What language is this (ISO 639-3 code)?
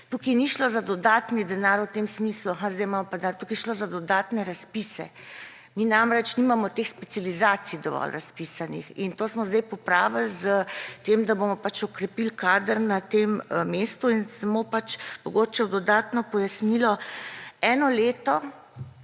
slv